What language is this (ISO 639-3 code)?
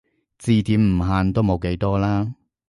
yue